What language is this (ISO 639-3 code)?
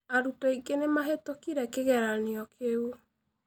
kik